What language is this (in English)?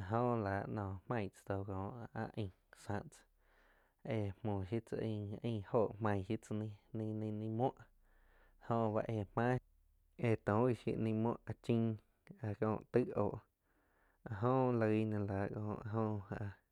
Quiotepec Chinantec